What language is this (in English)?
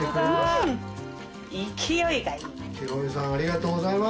Japanese